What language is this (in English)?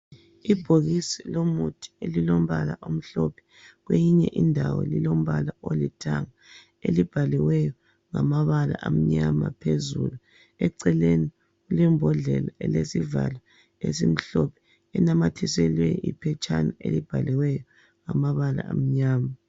North Ndebele